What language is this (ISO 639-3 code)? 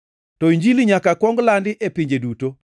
luo